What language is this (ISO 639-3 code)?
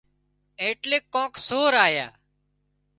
kxp